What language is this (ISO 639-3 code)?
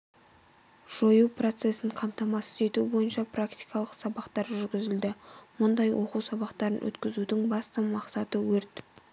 kaz